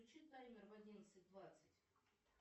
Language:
Russian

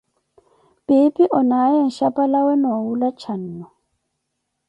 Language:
Koti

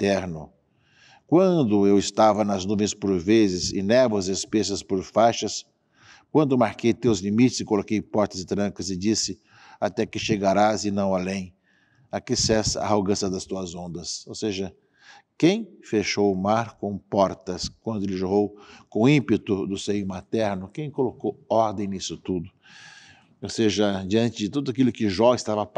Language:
Portuguese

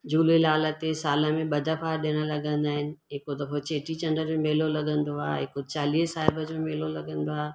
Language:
Sindhi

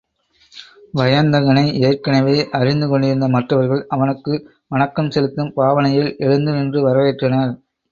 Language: Tamil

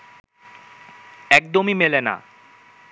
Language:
Bangla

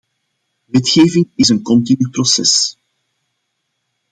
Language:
Dutch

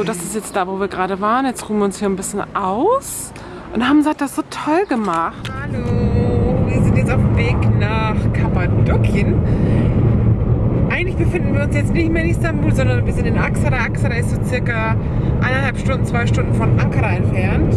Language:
German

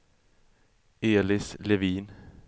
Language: Swedish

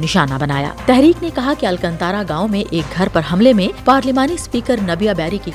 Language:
Urdu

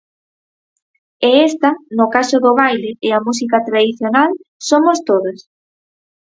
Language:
Galician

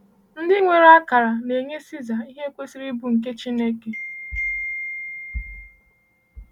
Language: Igbo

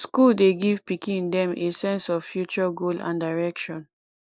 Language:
Nigerian Pidgin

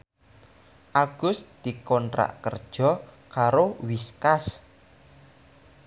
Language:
Javanese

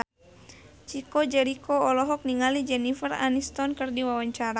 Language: Sundanese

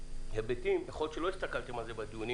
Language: Hebrew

